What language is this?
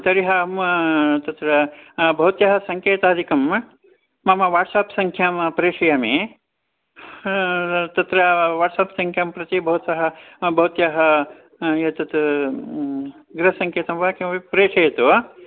Sanskrit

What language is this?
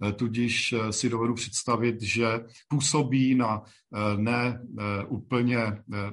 Czech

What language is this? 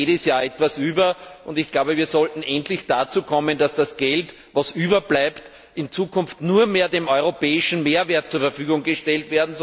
German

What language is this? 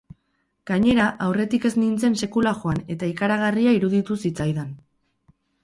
Basque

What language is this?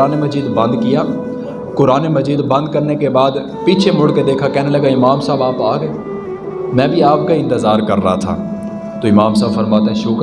Urdu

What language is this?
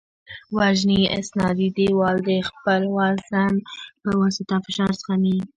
Pashto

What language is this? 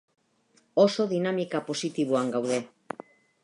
Basque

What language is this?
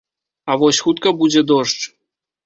Belarusian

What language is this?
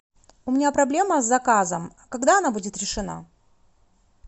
Russian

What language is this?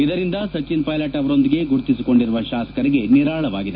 Kannada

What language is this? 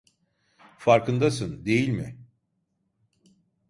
Turkish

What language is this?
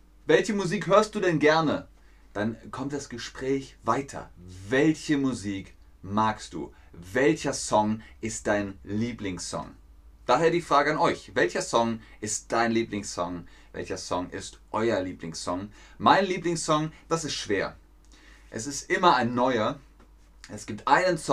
German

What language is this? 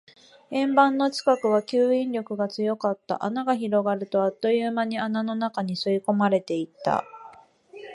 Japanese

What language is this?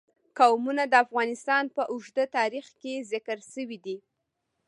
Pashto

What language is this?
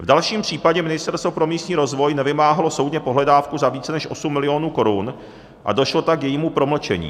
Czech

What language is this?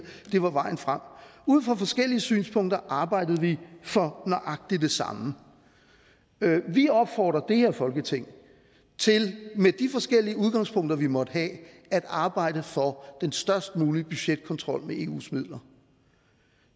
Danish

